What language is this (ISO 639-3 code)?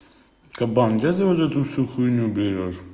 rus